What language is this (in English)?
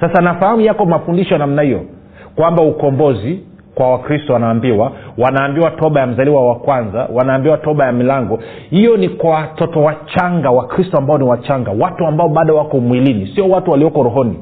Swahili